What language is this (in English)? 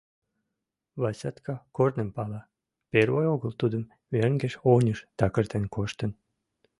Mari